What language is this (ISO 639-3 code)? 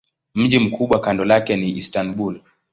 swa